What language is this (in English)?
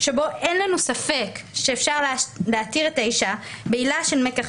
Hebrew